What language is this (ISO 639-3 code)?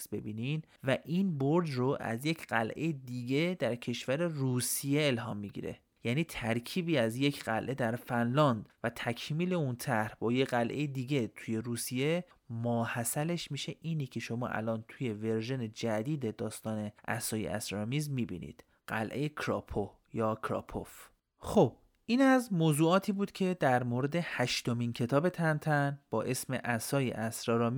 fas